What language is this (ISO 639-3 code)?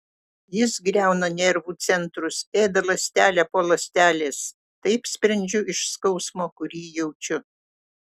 lit